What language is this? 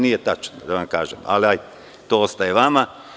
Serbian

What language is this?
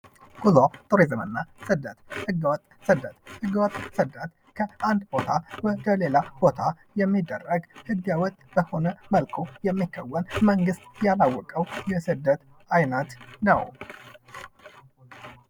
Amharic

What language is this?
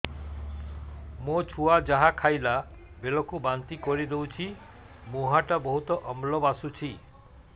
Odia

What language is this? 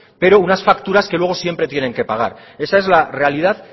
Spanish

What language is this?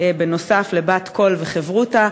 Hebrew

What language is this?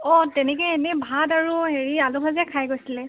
Assamese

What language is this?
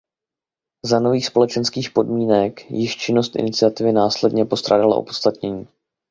Czech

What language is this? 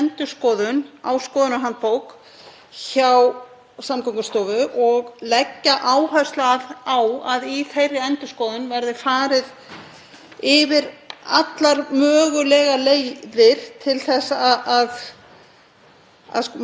Icelandic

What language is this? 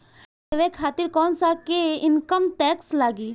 Bhojpuri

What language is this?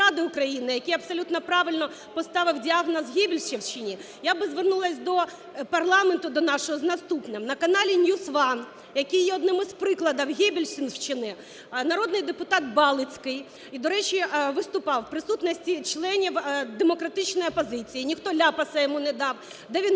Ukrainian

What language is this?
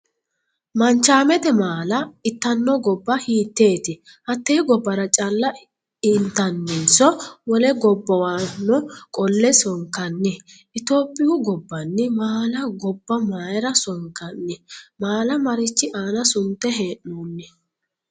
Sidamo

